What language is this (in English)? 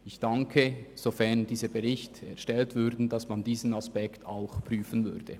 Swiss German